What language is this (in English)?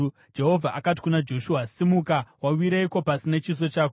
Shona